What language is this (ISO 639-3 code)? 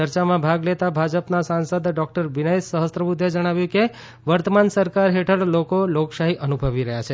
guj